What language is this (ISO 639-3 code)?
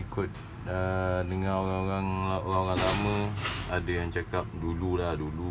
msa